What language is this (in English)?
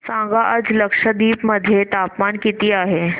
Marathi